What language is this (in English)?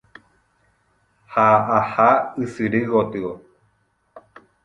Guarani